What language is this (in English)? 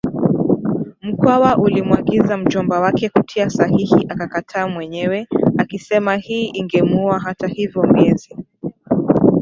Swahili